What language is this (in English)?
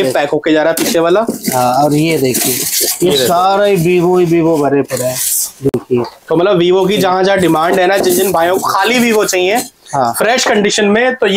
Hindi